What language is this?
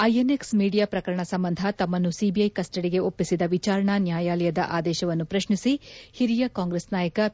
Kannada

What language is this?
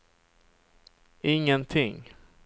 Swedish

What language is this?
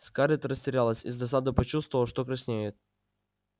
Russian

